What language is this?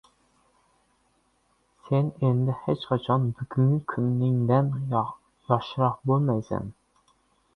Uzbek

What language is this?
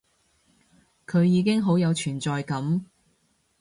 Cantonese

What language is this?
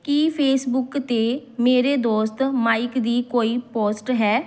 Punjabi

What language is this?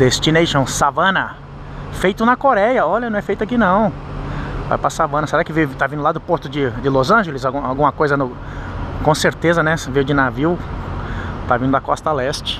Portuguese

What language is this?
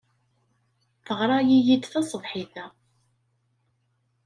Kabyle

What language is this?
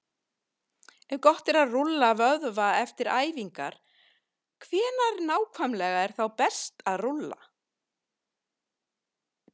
Icelandic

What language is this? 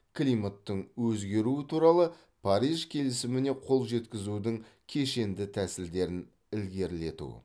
Kazakh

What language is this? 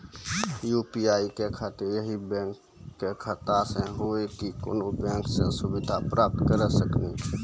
Maithili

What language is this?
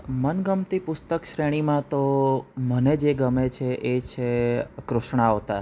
Gujarati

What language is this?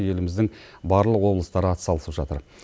Kazakh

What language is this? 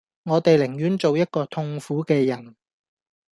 Cantonese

